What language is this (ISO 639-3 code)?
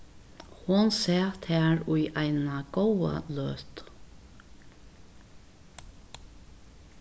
fao